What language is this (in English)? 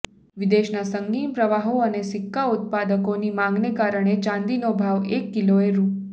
Gujarati